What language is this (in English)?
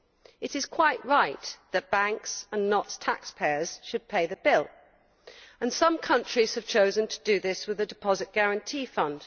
English